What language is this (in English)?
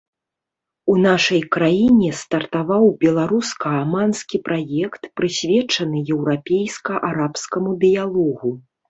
Belarusian